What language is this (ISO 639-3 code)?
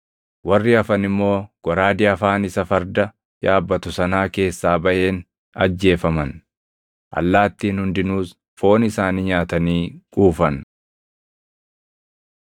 orm